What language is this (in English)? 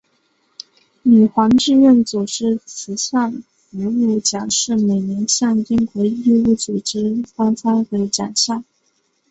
Chinese